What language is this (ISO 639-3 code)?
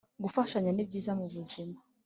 kin